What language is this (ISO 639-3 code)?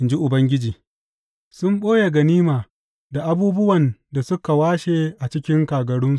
hau